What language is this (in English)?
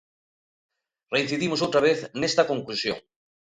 Galician